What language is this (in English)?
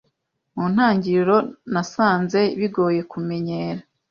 Kinyarwanda